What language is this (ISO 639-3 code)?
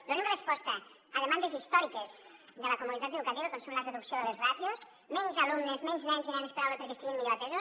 cat